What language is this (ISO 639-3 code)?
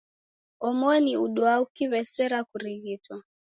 dav